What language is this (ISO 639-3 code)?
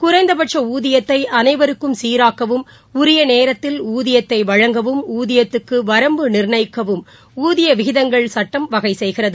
tam